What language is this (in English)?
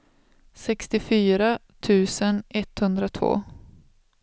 Swedish